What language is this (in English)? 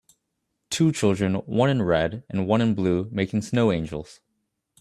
English